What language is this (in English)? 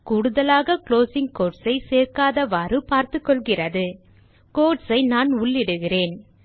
Tamil